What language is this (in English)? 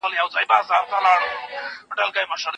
Pashto